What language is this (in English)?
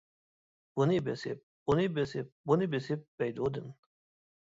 Uyghur